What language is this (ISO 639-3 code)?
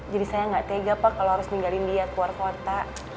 ind